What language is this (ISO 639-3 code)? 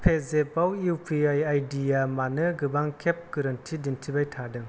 brx